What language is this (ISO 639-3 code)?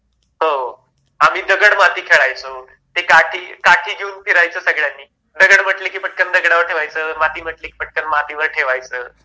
mar